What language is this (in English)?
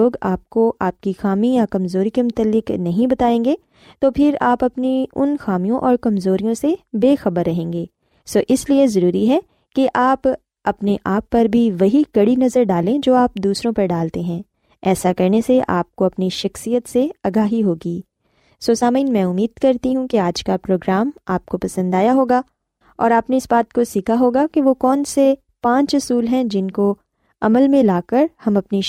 Urdu